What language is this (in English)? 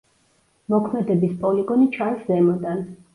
Georgian